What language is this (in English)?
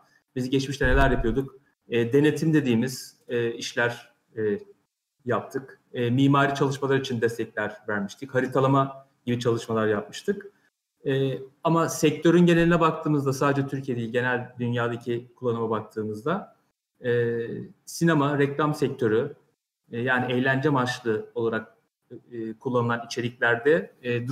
Turkish